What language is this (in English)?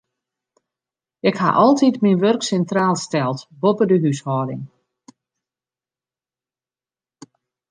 Western Frisian